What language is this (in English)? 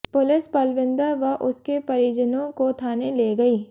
Hindi